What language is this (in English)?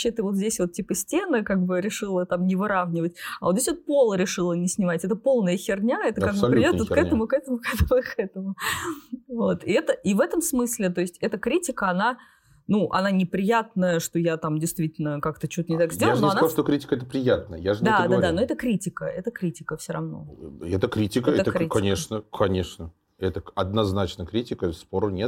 Russian